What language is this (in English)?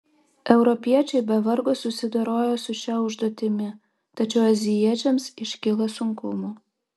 Lithuanian